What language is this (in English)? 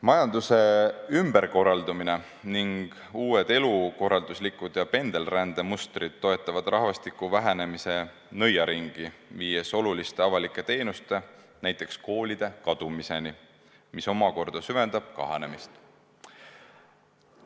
Estonian